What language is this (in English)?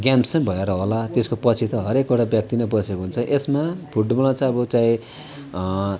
Nepali